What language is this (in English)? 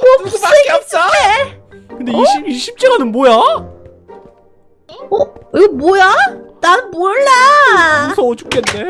Korean